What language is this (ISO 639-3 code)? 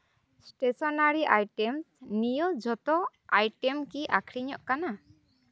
sat